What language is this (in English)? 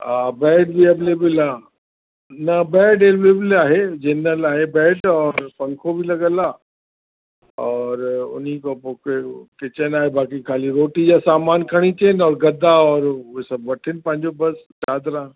Sindhi